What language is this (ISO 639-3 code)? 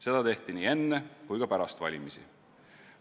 est